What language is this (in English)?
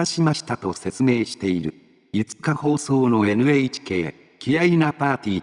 Japanese